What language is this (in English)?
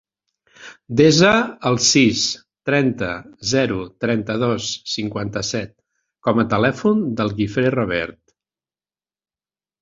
Catalan